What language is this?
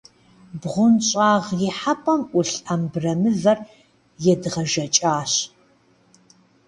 Kabardian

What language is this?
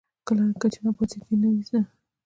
Pashto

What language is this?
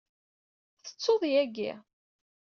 Kabyle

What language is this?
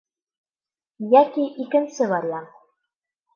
Bashkir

